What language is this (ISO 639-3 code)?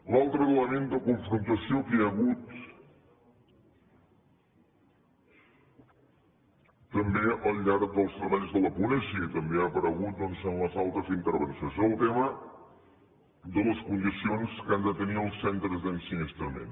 cat